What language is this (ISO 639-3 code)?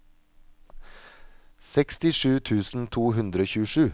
nor